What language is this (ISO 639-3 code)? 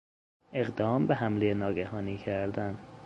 fas